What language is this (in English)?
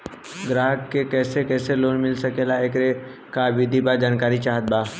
Bhojpuri